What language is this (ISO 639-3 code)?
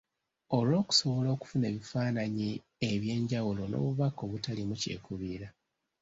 lug